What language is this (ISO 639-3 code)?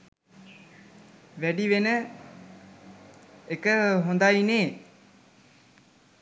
sin